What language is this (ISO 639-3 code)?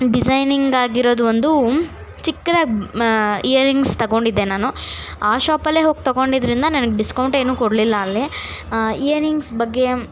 kan